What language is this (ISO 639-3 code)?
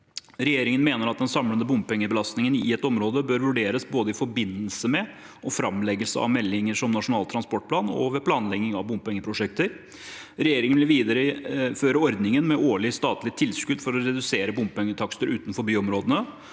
nor